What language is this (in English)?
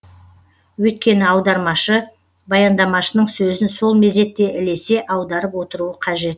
Kazakh